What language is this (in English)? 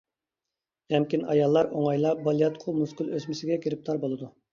Uyghur